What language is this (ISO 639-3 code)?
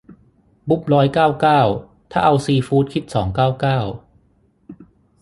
tha